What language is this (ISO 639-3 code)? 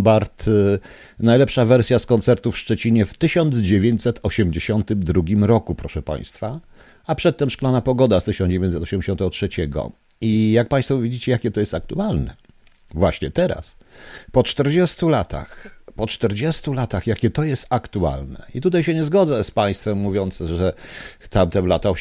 pol